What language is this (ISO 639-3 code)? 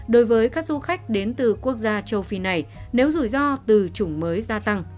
vie